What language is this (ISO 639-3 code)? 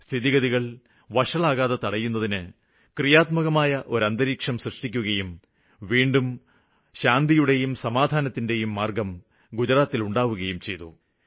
mal